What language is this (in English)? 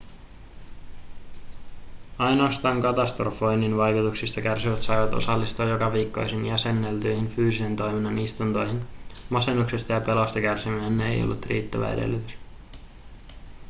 Finnish